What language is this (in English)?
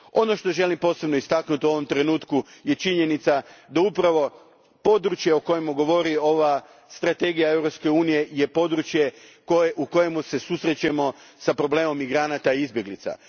Croatian